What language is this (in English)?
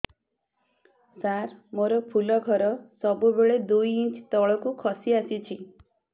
Odia